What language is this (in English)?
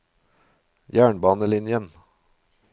Norwegian